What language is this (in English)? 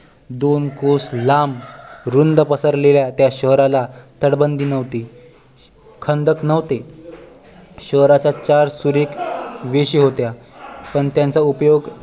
Marathi